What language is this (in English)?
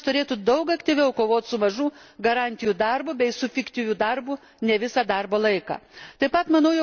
Lithuanian